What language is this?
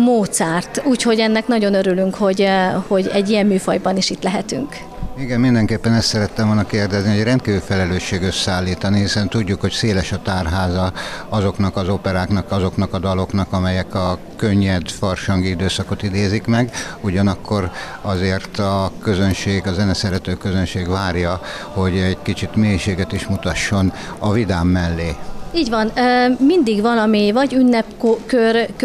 Hungarian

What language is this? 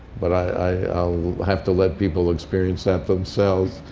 English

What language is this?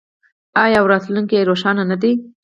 Pashto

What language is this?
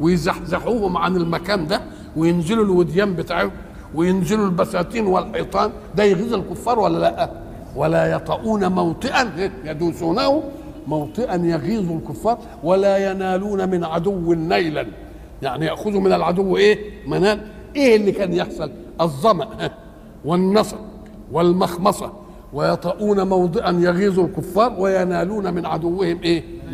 Arabic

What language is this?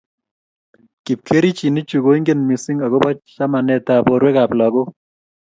Kalenjin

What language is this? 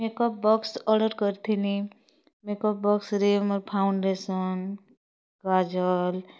Odia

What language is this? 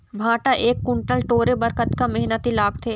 Chhattisgarhi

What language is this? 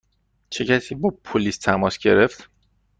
Persian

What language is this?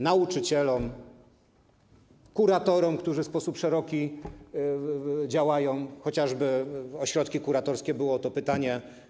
Polish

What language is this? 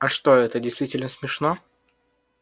Russian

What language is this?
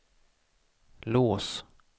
Swedish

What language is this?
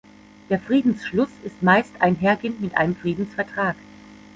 German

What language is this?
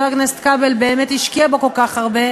Hebrew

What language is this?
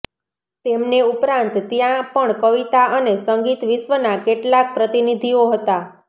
Gujarati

